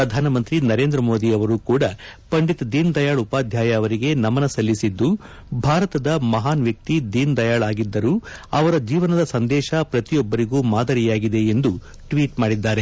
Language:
Kannada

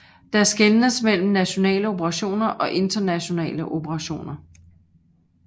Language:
Danish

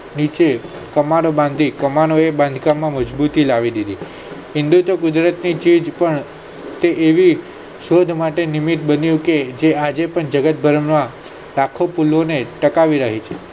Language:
Gujarati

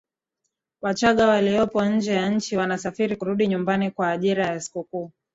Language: Swahili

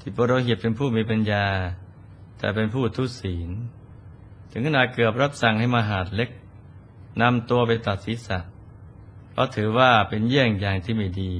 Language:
Thai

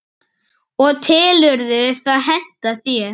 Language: Icelandic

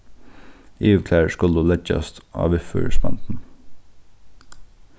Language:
Faroese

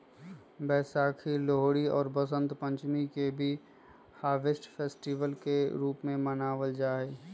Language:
Magahi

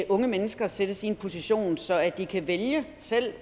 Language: Danish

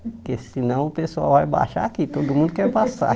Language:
Portuguese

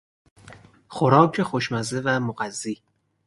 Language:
Persian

